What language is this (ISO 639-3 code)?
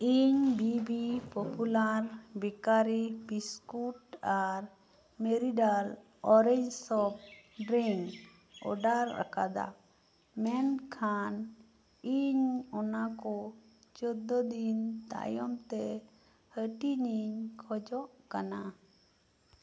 sat